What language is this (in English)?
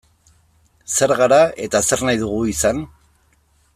Basque